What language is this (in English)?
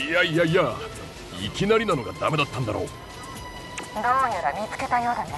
Japanese